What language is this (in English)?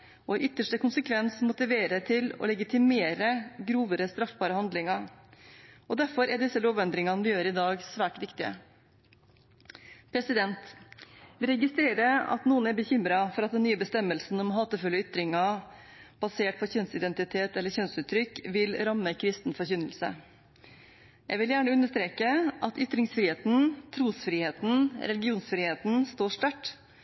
Norwegian Bokmål